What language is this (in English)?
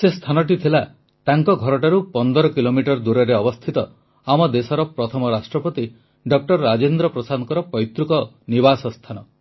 Odia